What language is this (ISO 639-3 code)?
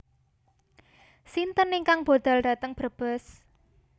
jav